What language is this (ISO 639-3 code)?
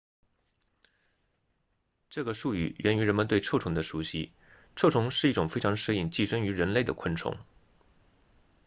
zho